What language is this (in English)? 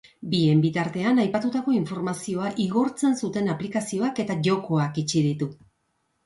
Basque